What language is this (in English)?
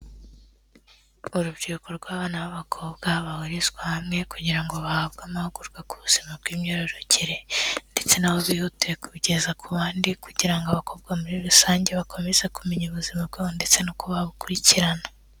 Kinyarwanda